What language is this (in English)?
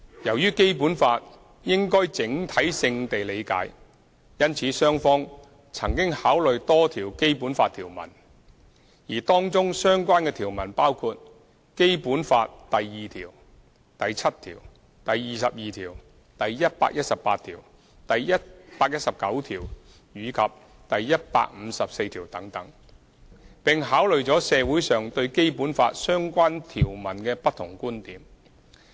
Cantonese